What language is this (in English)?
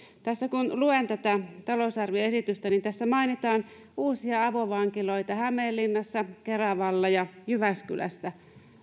Finnish